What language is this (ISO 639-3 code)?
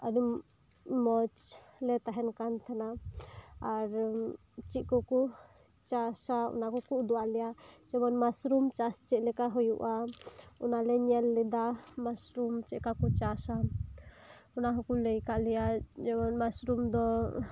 sat